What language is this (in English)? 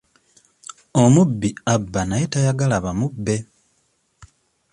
Ganda